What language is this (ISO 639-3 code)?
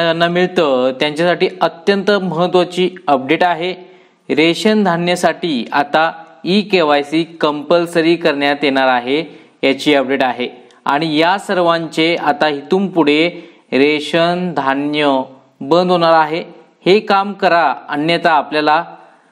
mar